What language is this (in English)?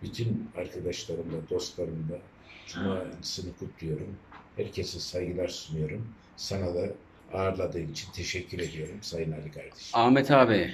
Turkish